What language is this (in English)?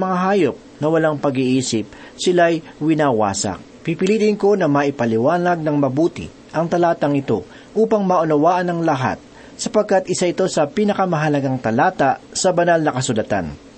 Filipino